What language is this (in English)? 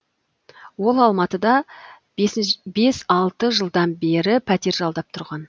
Kazakh